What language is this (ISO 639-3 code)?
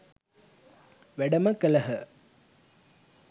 sin